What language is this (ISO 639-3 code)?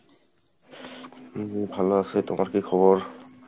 ben